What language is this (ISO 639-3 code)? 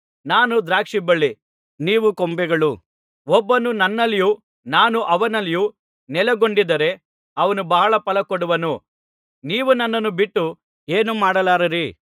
kan